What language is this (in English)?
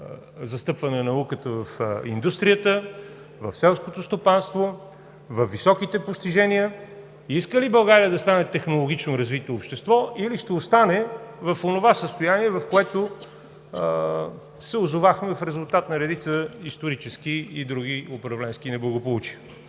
Bulgarian